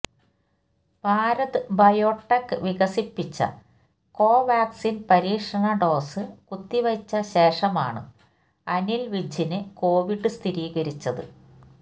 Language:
Malayalam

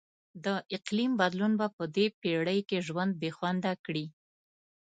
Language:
Pashto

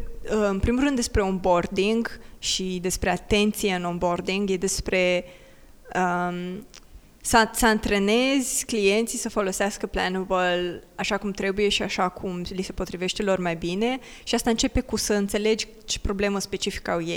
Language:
Romanian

